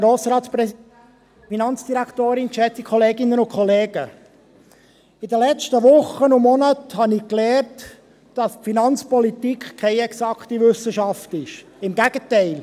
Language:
Swiss German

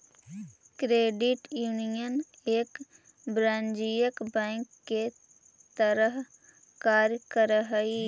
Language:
Magahi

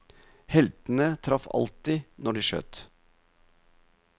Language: Norwegian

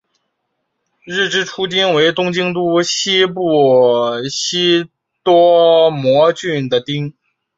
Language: Chinese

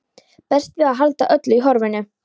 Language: Icelandic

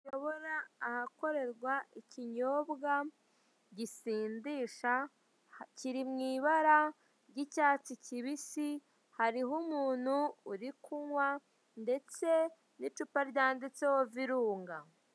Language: Kinyarwanda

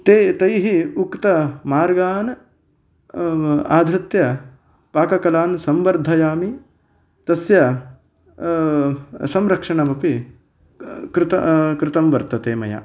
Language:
Sanskrit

